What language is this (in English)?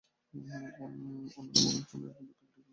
Bangla